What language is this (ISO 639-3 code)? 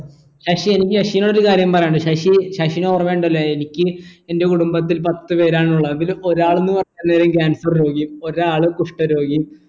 mal